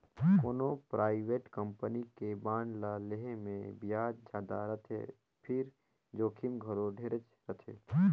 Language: Chhattisgarhi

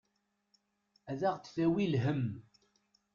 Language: Kabyle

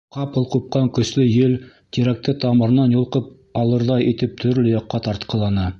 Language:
Bashkir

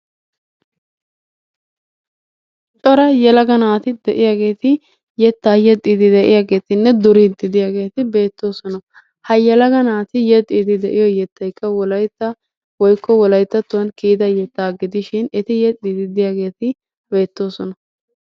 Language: Wolaytta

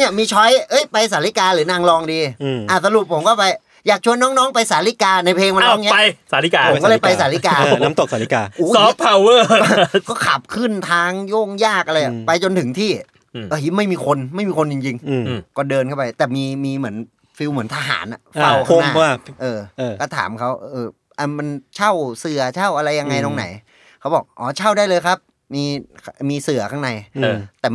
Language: Thai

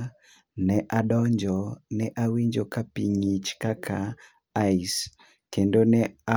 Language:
Luo (Kenya and Tanzania)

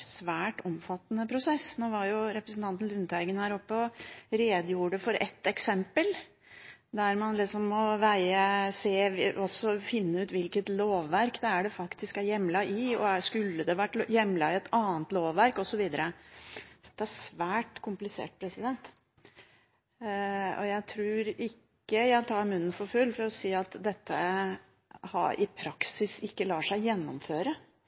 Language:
Norwegian Bokmål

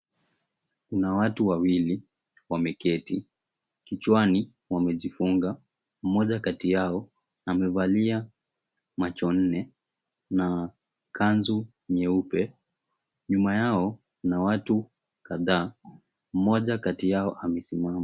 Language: Swahili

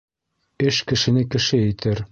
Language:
Bashkir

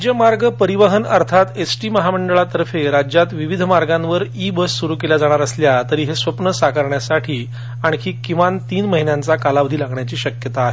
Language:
Marathi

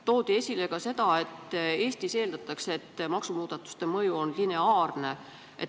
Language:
Estonian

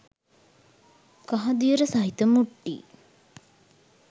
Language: Sinhala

